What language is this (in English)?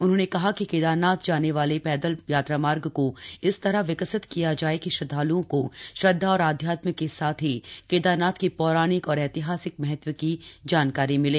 Hindi